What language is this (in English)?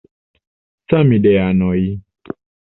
Esperanto